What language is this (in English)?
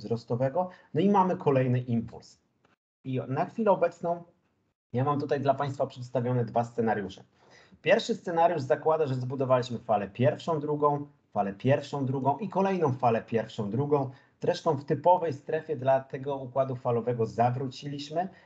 Polish